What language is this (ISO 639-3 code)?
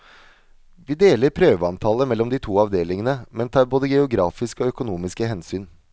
nor